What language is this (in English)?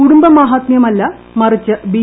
Malayalam